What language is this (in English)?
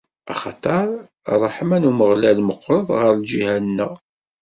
Kabyle